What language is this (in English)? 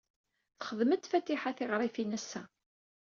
Kabyle